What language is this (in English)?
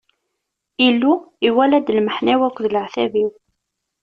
Kabyle